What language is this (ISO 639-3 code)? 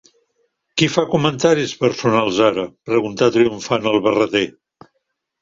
cat